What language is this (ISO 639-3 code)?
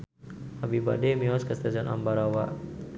sun